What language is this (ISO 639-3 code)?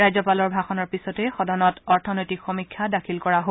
asm